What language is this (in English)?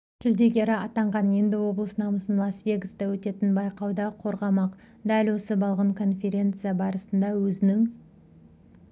Kazakh